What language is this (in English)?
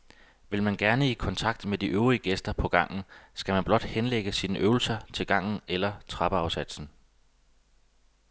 Danish